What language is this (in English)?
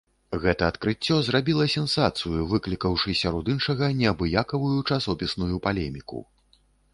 Belarusian